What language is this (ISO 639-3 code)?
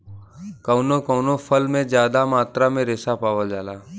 bho